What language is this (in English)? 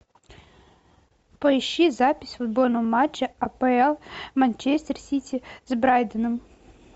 Russian